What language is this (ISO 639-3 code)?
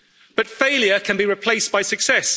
eng